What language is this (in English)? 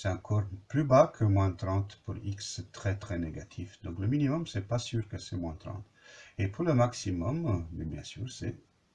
French